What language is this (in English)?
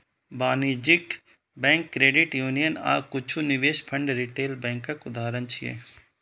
Maithili